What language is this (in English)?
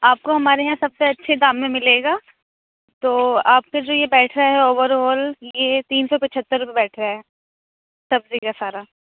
Urdu